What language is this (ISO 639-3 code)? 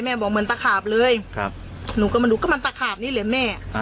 tha